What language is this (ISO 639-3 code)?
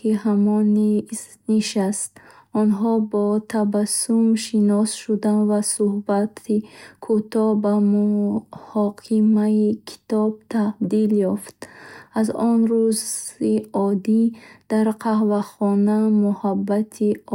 bhh